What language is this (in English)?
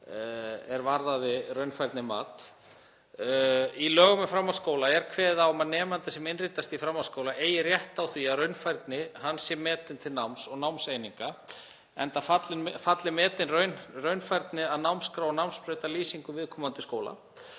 Icelandic